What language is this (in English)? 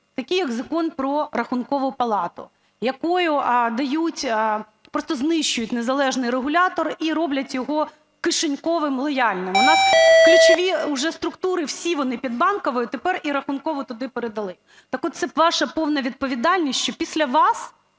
Ukrainian